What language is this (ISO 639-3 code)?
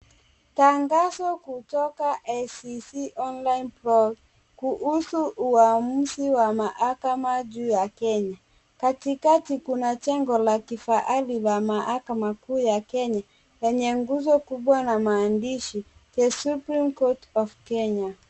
swa